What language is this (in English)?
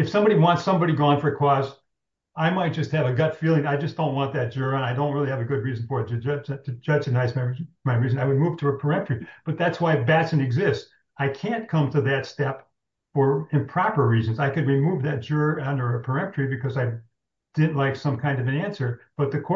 English